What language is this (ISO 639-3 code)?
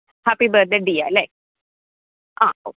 mal